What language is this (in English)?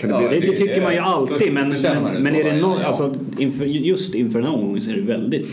Swedish